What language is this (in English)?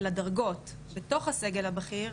Hebrew